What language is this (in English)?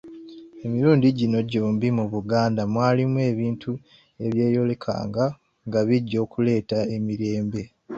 Ganda